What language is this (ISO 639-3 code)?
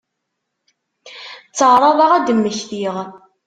kab